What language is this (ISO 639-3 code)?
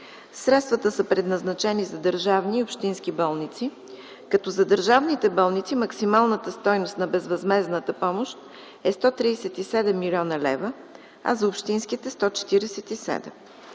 bul